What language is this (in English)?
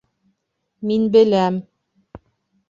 Bashkir